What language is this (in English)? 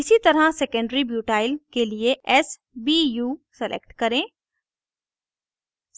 Hindi